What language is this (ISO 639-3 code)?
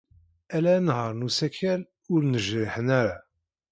kab